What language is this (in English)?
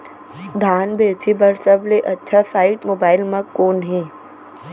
Chhattisgarhi